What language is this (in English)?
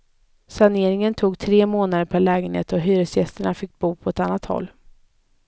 Swedish